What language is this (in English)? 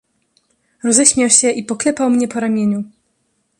Polish